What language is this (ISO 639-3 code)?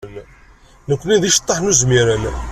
kab